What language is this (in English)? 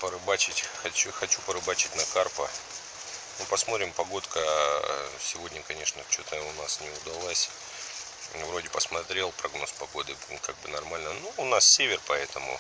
Russian